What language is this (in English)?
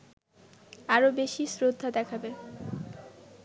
Bangla